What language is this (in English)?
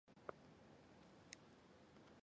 Chinese